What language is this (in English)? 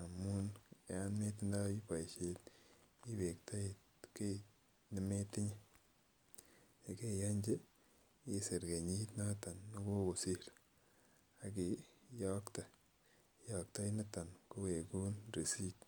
Kalenjin